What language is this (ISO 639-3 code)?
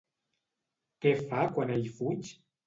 cat